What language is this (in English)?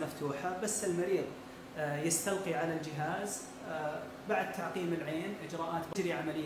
Arabic